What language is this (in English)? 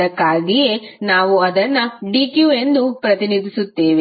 Kannada